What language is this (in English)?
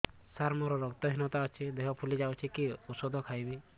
Odia